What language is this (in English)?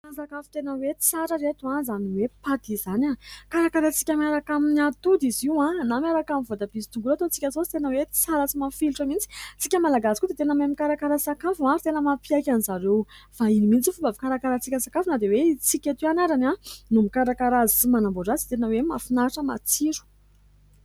Malagasy